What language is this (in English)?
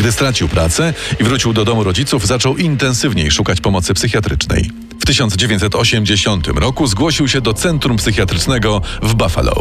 Polish